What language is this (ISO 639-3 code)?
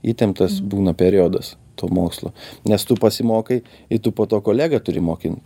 lit